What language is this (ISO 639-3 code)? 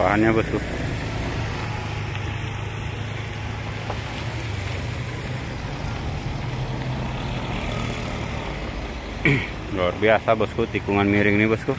ind